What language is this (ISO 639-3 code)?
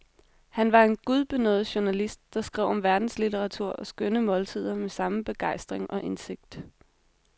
dan